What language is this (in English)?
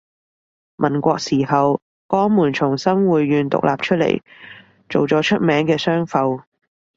Cantonese